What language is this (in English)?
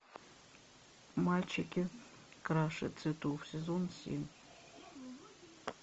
Russian